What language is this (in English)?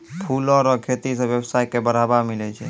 Maithili